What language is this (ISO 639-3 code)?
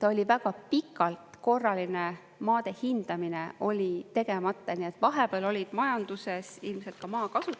est